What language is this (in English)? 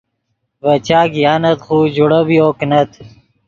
Yidgha